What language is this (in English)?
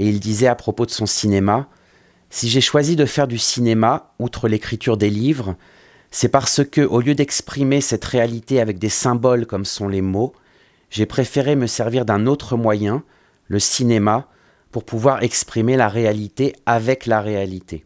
French